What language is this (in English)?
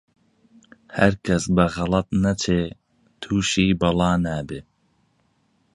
Central Kurdish